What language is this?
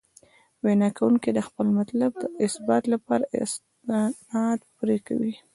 Pashto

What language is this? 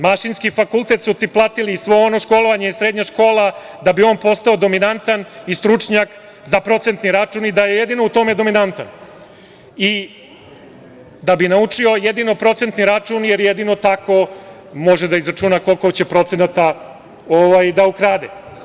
Serbian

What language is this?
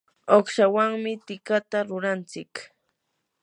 Yanahuanca Pasco Quechua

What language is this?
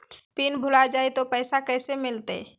Magahi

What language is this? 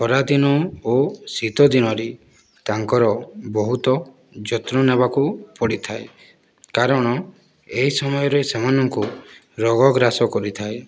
Odia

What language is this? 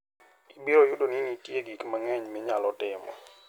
Luo (Kenya and Tanzania)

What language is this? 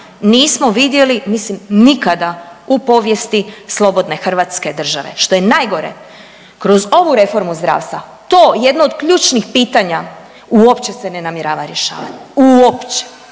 Croatian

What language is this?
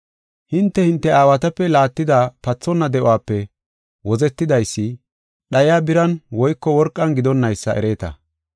Gofa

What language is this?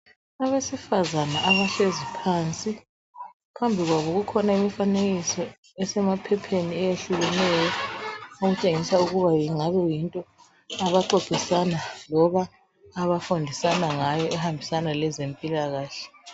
North Ndebele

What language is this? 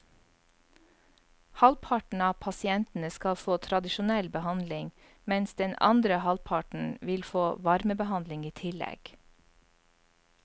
Norwegian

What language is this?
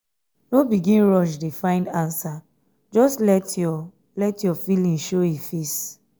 Nigerian Pidgin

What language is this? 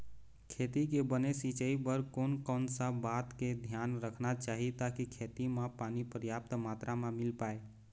Chhattisgarhi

